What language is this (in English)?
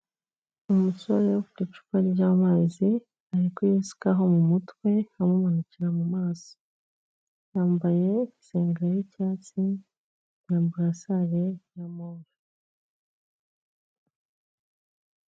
Kinyarwanda